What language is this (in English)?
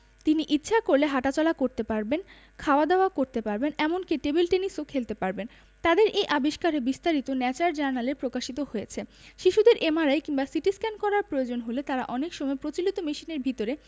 Bangla